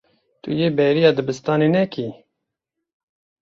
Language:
Kurdish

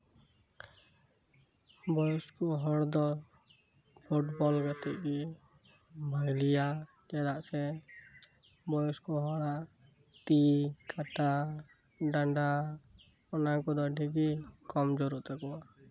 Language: Santali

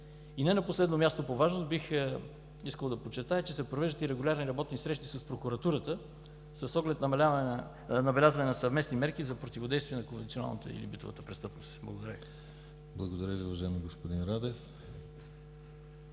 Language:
Bulgarian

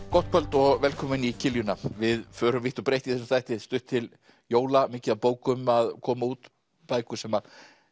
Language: Icelandic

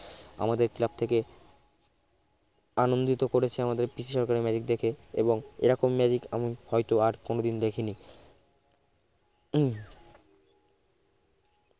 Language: Bangla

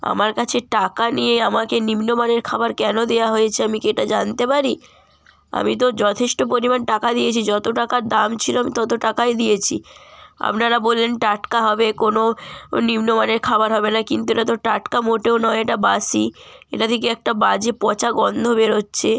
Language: Bangla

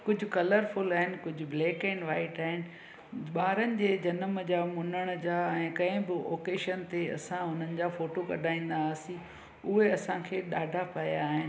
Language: Sindhi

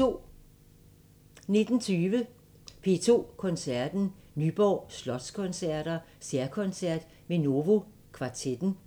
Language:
Danish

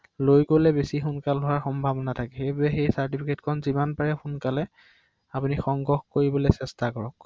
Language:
Assamese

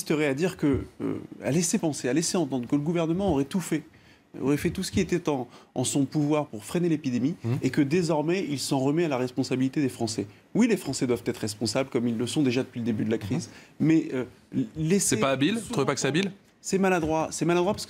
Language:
French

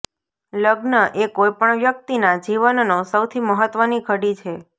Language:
Gujarati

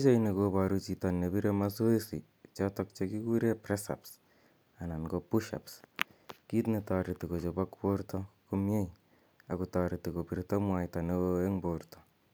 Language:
Kalenjin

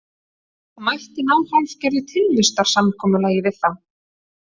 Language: Icelandic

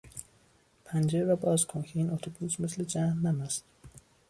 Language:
Persian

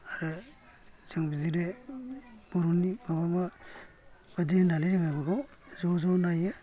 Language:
Bodo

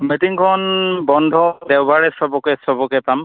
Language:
Assamese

